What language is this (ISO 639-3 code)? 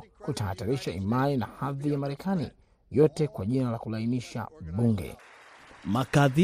swa